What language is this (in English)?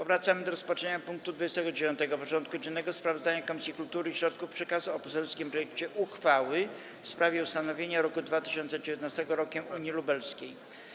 Polish